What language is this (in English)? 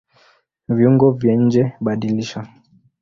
Swahili